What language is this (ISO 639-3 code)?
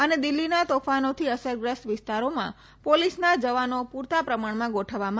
guj